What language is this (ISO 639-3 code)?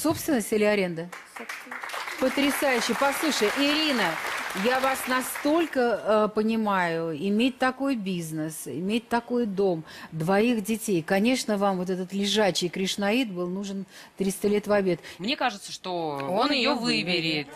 rus